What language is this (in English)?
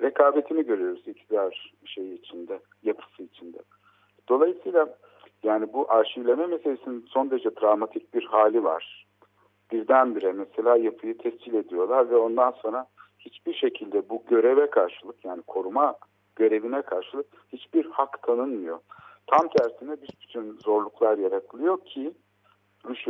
Turkish